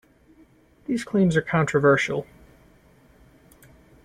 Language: English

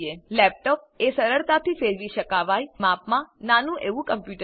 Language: Gujarati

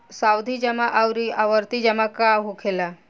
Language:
Bhojpuri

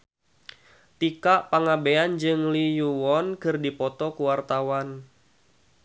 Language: Sundanese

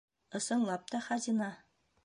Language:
Bashkir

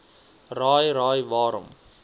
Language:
Afrikaans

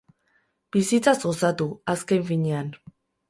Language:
Basque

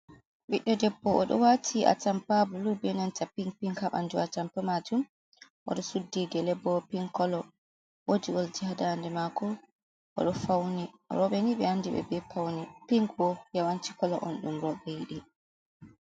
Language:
Fula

